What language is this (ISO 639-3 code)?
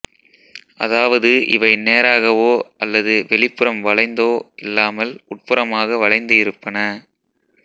tam